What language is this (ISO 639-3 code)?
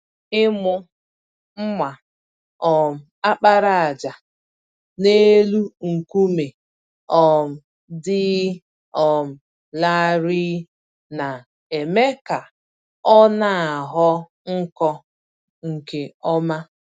ibo